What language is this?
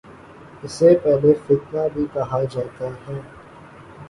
Urdu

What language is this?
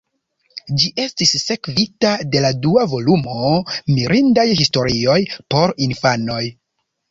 Esperanto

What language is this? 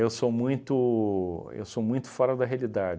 Portuguese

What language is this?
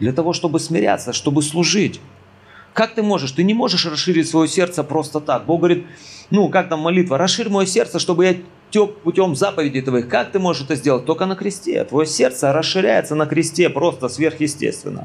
Russian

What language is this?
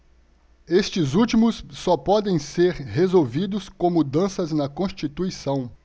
Portuguese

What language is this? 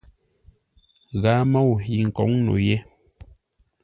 Ngombale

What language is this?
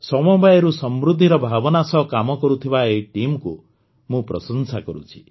Odia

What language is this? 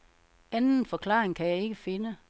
Danish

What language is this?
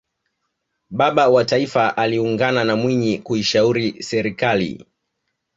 Swahili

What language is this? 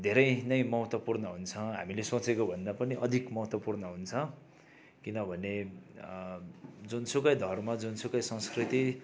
Nepali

